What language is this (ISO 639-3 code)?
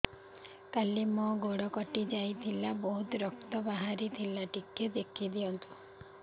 ori